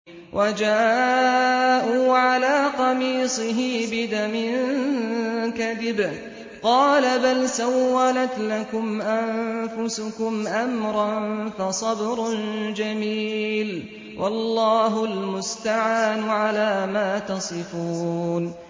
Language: Arabic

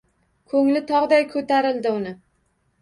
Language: Uzbek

